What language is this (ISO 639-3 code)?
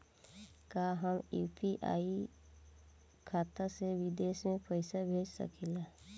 bho